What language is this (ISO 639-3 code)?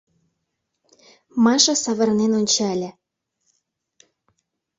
chm